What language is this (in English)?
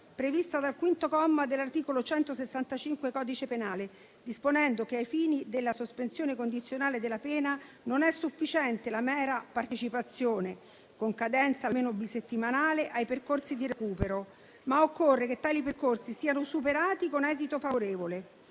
Italian